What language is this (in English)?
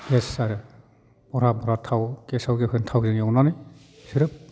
Bodo